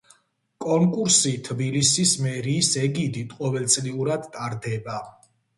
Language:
Georgian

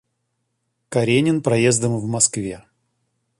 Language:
Russian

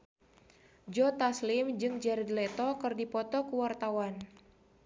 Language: Sundanese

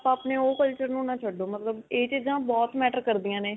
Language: Punjabi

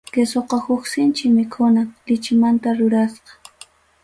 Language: Ayacucho Quechua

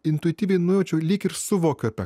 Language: Lithuanian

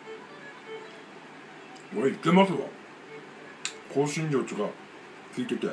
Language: Japanese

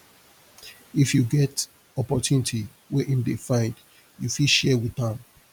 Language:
Nigerian Pidgin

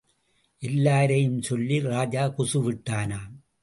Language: Tamil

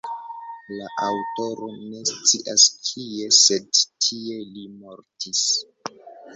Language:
Esperanto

